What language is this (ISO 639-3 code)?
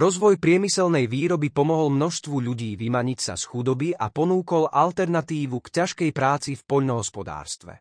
slk